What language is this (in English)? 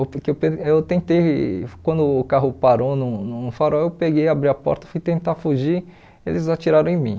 Portuguese